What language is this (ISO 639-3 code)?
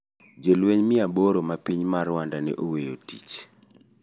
luo